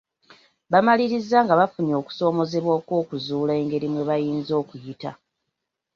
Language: Ganda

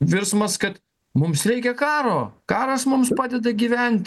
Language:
Lithuanian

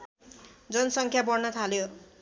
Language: Nepali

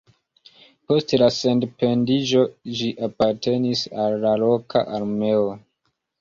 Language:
Esperanto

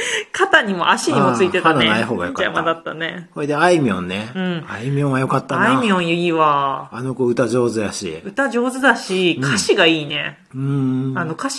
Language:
Japanese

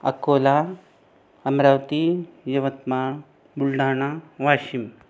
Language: Marathi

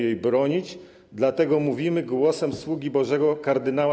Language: Polish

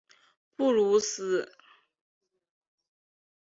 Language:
Chinese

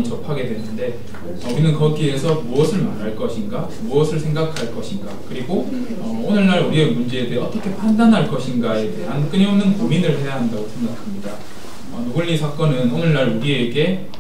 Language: Korean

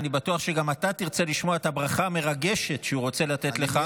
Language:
Hebrew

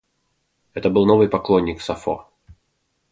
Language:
Russian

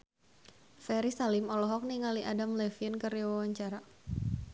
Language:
Sundanese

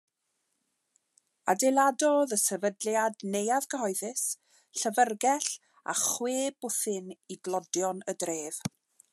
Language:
Welsh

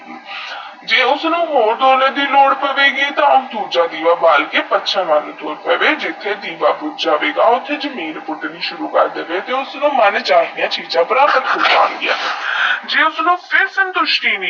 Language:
Punjabi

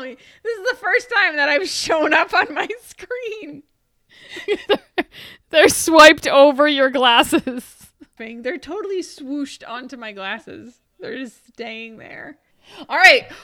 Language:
English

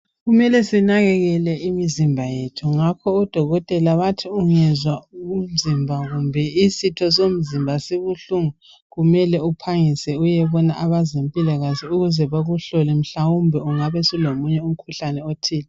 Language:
North Ndebele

